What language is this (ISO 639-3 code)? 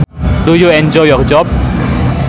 sun